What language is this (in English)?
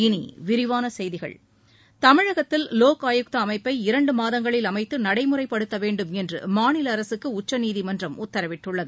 Tamil